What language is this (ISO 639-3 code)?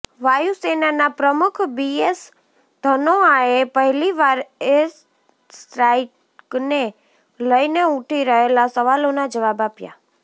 guj